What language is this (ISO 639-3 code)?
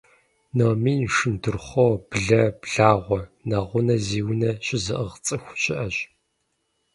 kbd